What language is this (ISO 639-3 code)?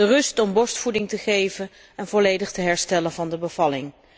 nld